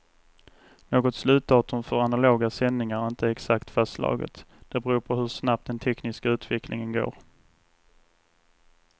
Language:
Swedish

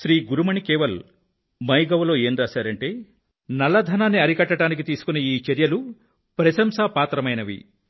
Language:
Telugu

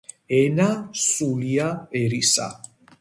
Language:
Georgian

